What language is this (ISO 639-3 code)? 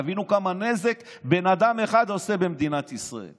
heb